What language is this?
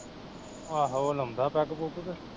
Punjabi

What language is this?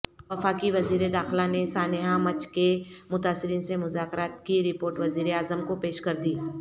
Urdu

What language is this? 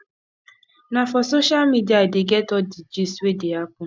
Nigerian Pidgin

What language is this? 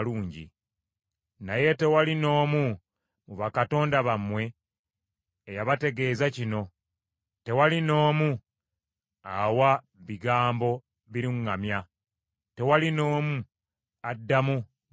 Ganda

